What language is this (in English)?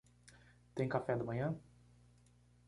Portuguese